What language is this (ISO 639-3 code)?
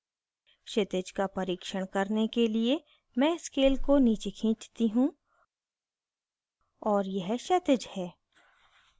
hin